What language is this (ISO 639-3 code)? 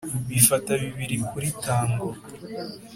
kin